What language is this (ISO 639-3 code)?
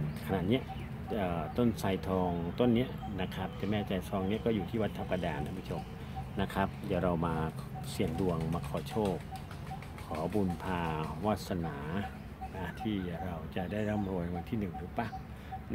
tha